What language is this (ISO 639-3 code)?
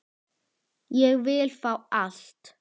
isl